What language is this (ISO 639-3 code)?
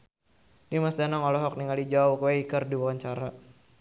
sun